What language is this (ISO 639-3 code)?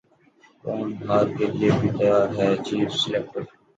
urd